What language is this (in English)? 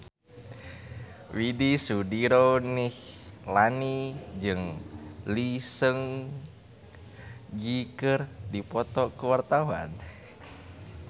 Sundanese